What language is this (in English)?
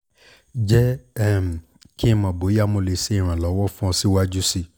Yoruba